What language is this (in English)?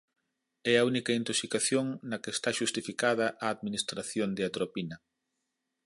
Galician